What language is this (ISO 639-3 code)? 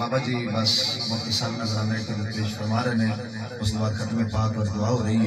ara